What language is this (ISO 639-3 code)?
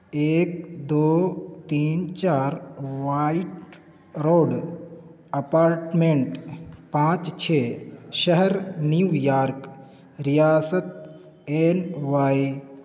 urd